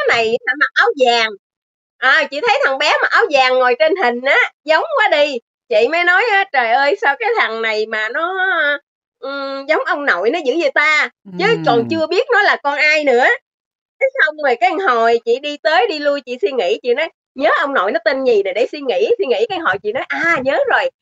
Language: Vietnamese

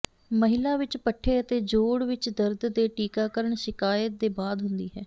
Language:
Punjabi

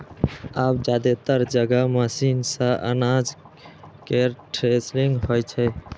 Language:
Maithili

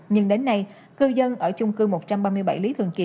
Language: Vietnamese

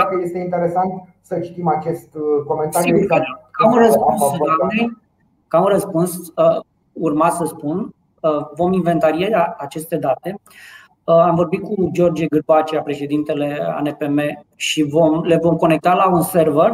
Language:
Romanian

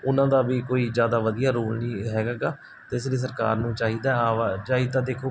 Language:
Punjabi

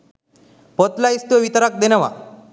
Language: Sinhala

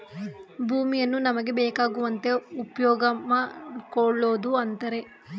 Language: Kannada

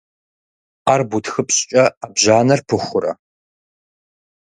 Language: Kabardian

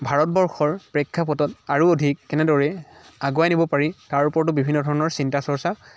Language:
Assamese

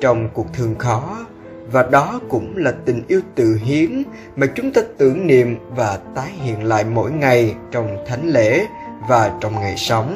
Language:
Vietnamese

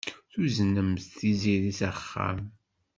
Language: Kabyle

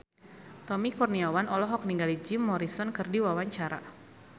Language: Sundanese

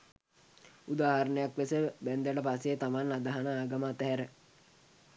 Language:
Sinhala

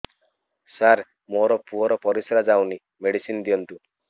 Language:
Odia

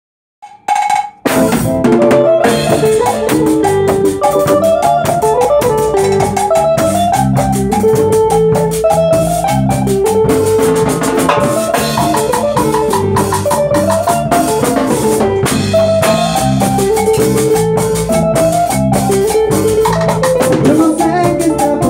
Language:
Arabic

